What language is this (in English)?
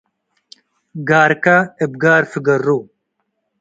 Tigre